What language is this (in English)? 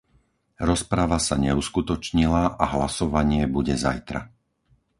Slovak